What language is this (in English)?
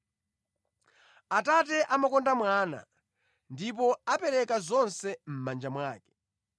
Nyanja